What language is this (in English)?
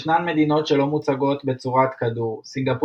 Hebrew